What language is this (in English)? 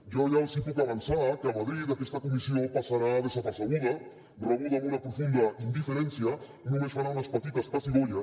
Catalan